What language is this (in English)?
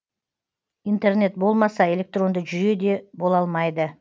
Kazakh